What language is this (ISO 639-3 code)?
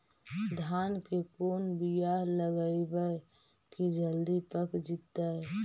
mag